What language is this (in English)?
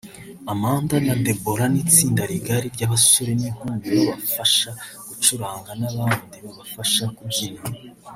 Kinyarwanda